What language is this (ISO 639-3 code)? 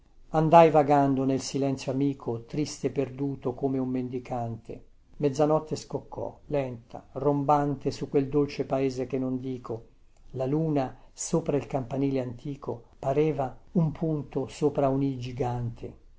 ita